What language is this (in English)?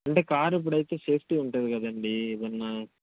Telugu